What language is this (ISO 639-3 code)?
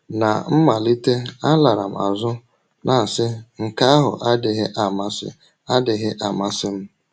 ibo